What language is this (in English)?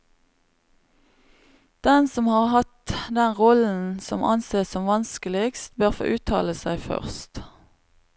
Norwegian